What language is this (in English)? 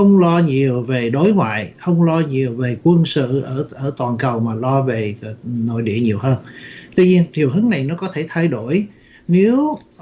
Vietnamese